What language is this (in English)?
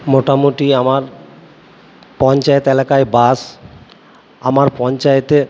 Bangla